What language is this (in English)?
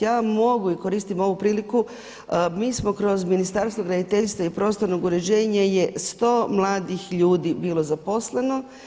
Croatian